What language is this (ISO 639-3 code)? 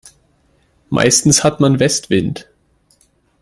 deu